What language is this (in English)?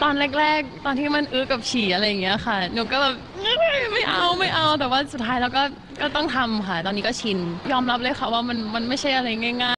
Thai